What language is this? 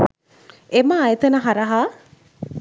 Sinhala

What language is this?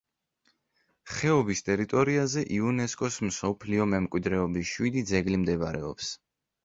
Georgian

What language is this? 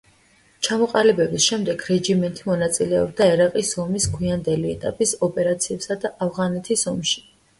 Georgian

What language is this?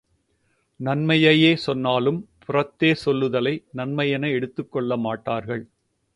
Tamil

